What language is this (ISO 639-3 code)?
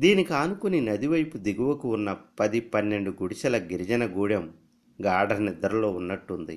tel